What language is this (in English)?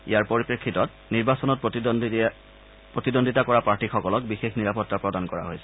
Assamese